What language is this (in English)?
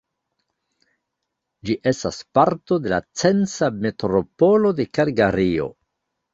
Esperanto